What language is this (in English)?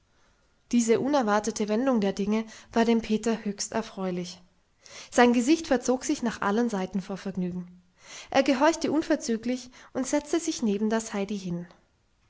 German